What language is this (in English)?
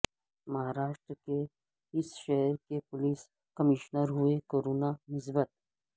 Urdu